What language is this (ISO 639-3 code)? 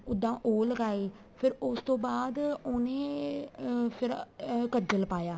pan